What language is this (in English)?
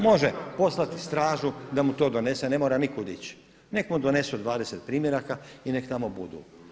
Croatian